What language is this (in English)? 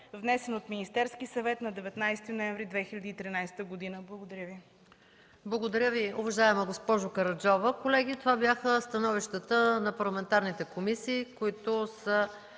Bulgarian